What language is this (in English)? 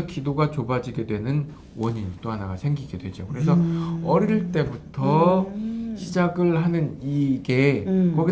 Korean